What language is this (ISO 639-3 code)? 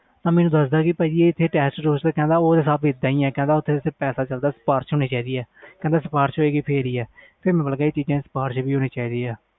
pan